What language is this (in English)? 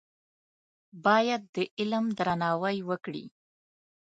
Pashto